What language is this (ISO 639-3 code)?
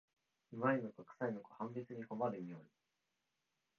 jpn